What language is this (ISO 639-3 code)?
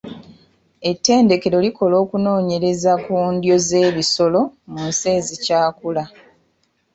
lug